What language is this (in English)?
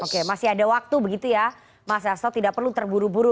Indonesian